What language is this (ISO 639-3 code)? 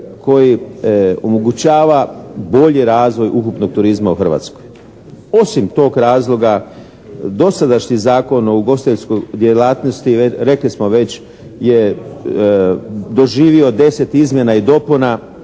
hrv